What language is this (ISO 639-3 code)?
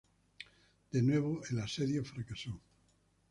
spa